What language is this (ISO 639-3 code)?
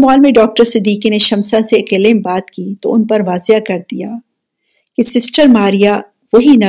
urd